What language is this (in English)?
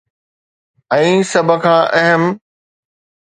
Sindhi